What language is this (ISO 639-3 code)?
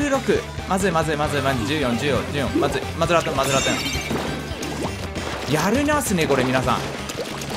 jpn